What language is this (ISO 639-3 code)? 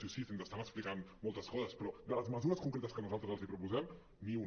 cat